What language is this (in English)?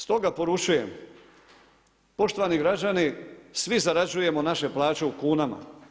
Croatian